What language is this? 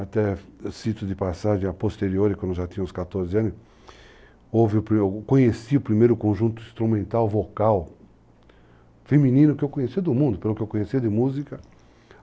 Portuguese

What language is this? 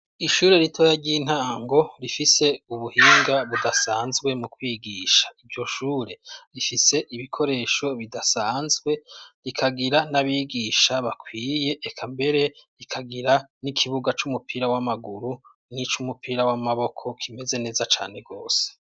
Rundi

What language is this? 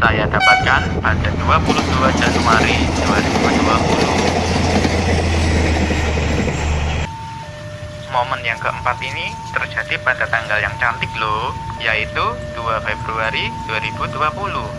Indonesian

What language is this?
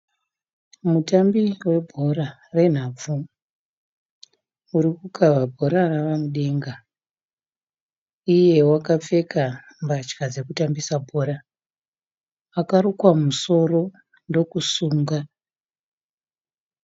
Shona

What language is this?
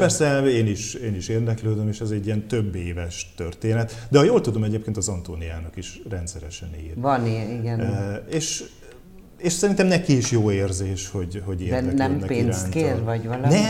Hungarian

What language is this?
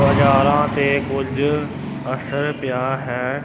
Punjabi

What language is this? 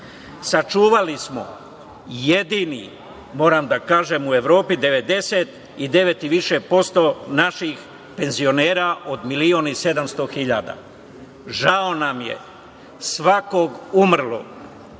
Serbian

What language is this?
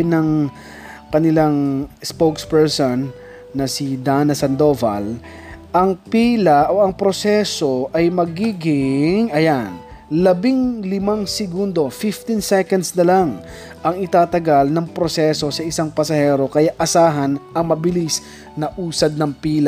Filipino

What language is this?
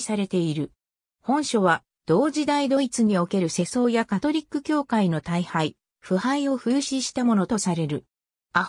Japanese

